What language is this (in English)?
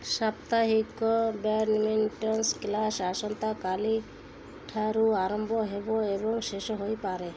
Odia